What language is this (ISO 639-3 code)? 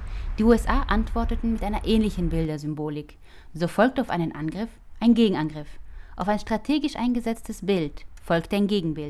deu